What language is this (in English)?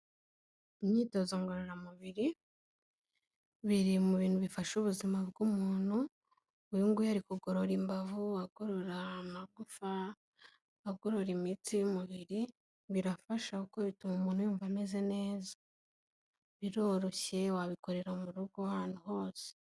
Kinyarwanda